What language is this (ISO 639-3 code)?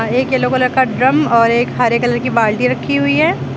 hin